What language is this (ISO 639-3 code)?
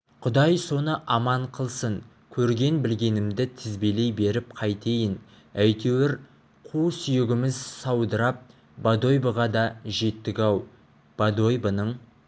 kaz